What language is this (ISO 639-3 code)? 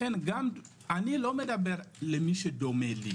heb